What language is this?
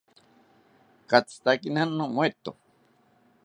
South Ucayali Ashéninka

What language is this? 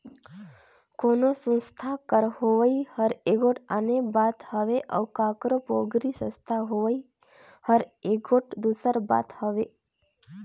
Chhattisgarhi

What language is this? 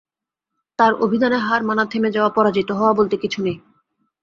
Bangla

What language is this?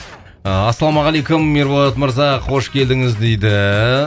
Kazakh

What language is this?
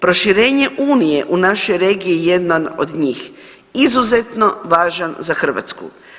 Croatian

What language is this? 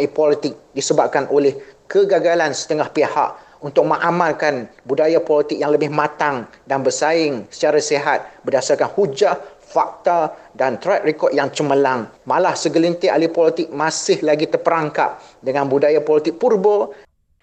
Malay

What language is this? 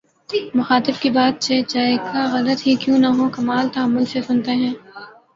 Urdu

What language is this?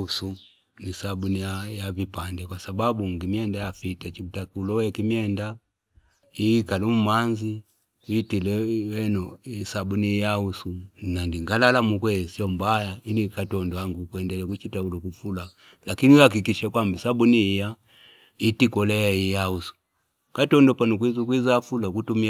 Fipa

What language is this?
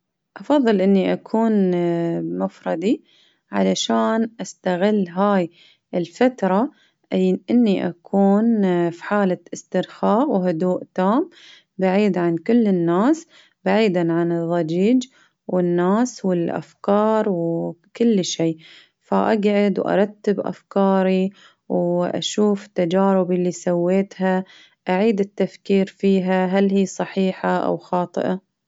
Baharna Arabic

